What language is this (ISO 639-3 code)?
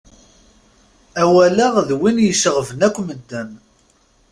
kab